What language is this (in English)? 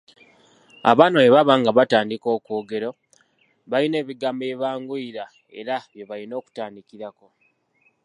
Ganda